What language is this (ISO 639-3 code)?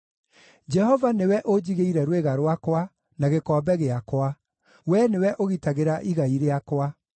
kik